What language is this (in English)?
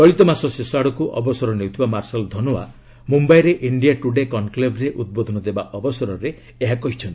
Odia